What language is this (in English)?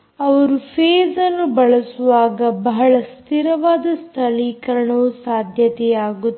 Kannada